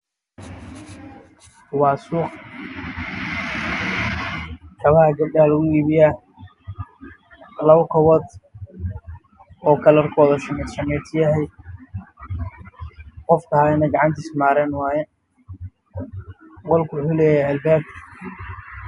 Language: Somali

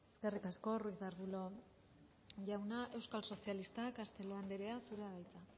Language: Basque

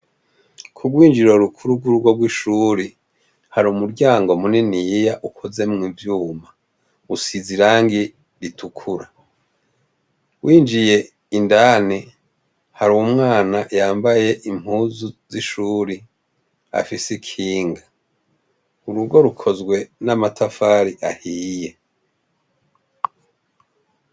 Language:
Rundi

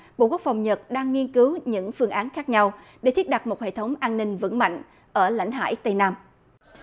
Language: Vietnamese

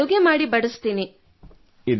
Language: Kannada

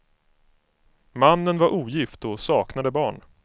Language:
Swedish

